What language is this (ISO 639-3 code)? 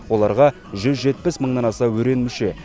kaz